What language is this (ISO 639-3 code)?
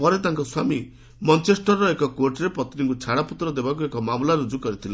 ori